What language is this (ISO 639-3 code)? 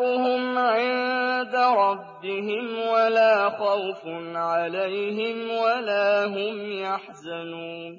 ara